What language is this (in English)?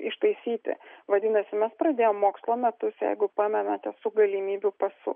Lithuanian